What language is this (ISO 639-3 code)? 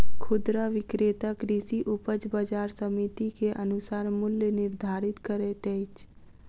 mai